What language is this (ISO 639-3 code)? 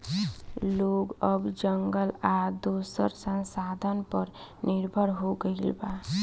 bho